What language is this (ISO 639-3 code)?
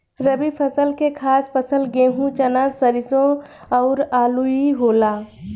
bho